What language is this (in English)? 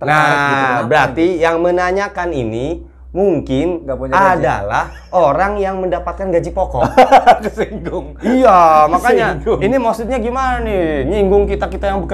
Indonesian